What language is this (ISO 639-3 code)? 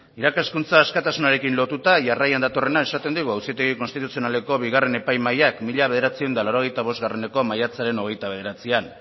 eus